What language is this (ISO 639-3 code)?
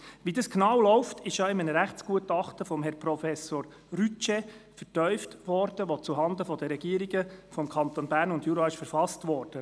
gsw